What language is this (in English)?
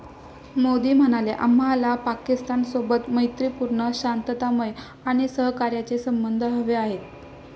Marathi